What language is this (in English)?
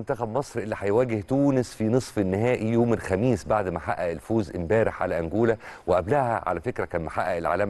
Arabic